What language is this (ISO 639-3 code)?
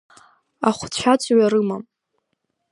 abk